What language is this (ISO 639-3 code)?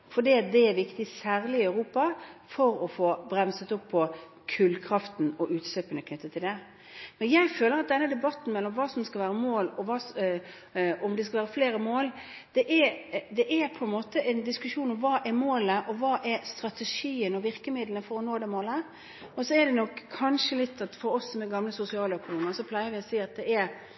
nob